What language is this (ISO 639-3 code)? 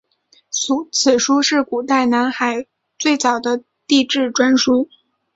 zho